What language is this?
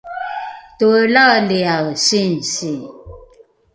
Rukai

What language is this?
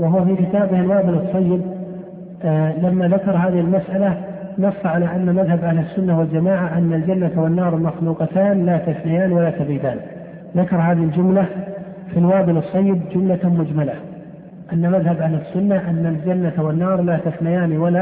Arabic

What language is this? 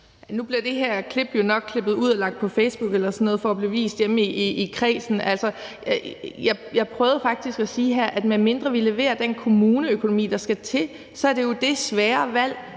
Danish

